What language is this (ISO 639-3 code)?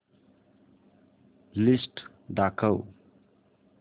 mar